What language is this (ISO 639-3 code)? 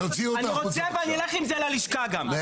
heb